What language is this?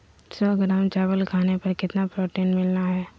Magahi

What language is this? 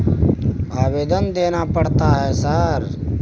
Maithili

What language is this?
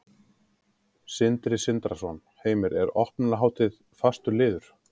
Icelandic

